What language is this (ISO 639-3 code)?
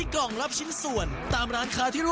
tha